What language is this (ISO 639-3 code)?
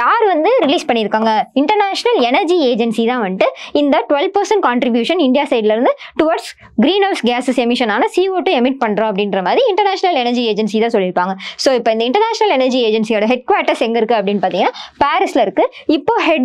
tam